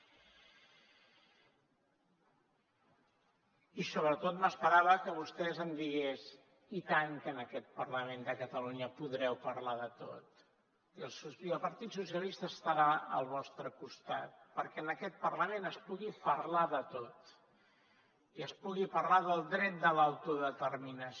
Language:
Catalan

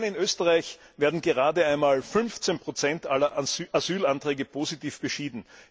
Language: German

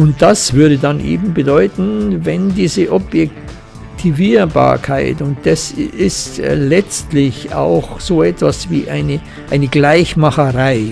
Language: German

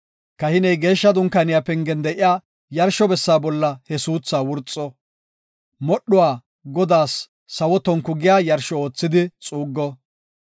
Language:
Gofa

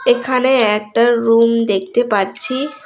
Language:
Bangla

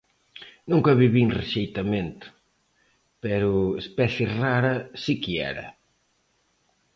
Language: Galician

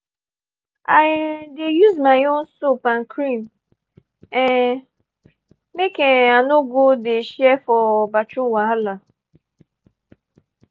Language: Nigerian Pidgin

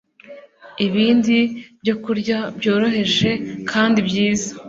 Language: Kinyarwanda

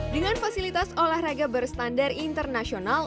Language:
Indonesian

